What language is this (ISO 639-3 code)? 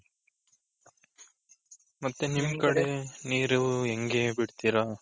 kan